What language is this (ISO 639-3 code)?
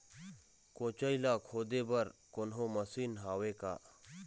hne